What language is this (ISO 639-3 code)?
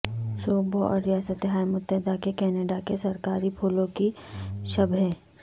urd